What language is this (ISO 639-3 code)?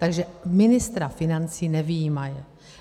ces